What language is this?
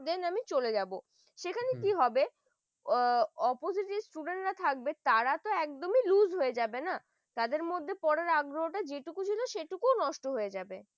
Bangla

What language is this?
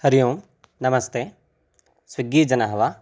Sanskrit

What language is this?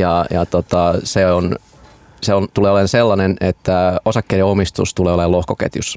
Finnish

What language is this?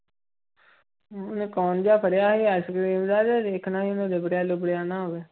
Punjabi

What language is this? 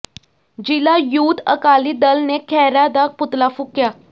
Punjabi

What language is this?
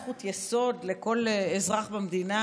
Hebrew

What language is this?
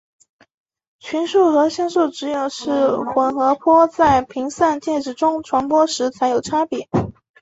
Chinese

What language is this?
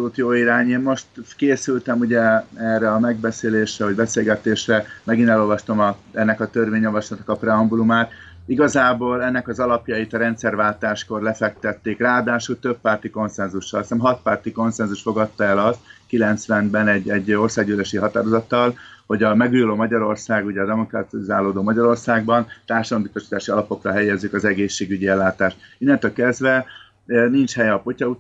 Hungarian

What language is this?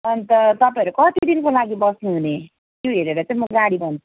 Nepali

